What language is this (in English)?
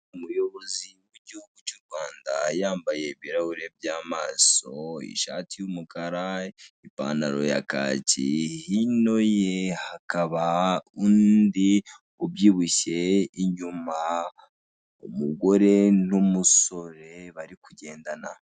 Kinyarwanda